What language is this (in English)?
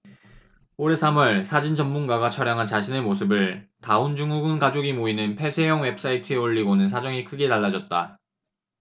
Korean